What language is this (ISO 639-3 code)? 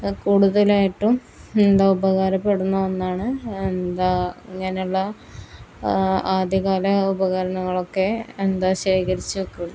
mal